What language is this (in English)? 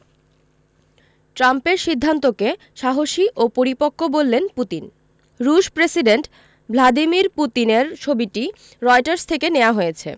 Bangla